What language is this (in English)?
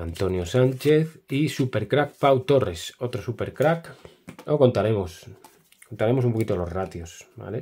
Spanish